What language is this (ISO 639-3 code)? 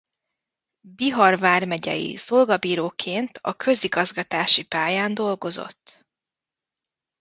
hun